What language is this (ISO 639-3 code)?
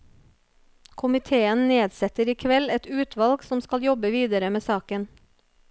nor